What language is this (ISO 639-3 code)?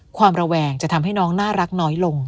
tha